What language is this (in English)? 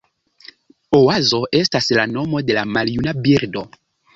Esperanto